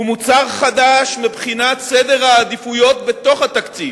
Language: Hebrew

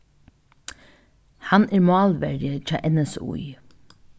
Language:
Faroese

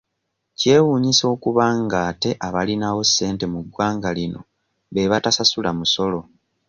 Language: Ganda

